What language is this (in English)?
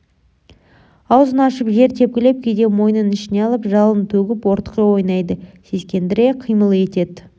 Kazakh